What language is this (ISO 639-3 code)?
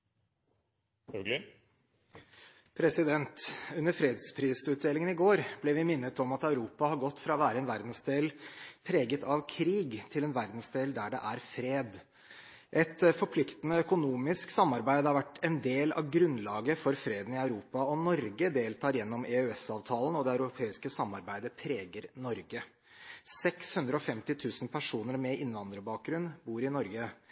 nor